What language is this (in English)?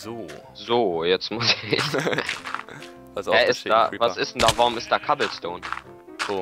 German